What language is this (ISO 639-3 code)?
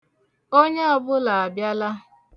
ibo